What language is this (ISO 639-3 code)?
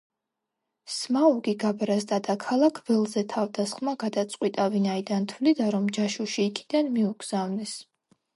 kat